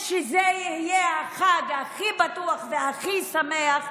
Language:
Hebrew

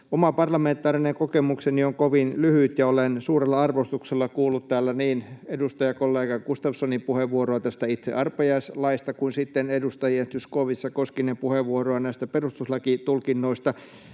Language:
Finnish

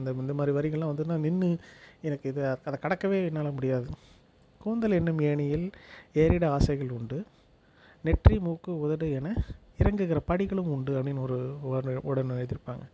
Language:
Tamil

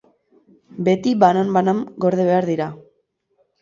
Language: Basque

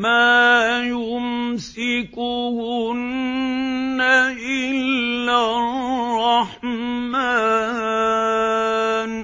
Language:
Arabic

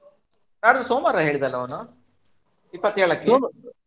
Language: Kannada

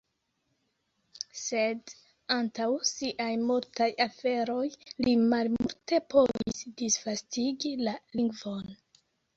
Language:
Esperanto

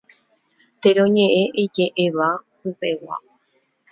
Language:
Guarani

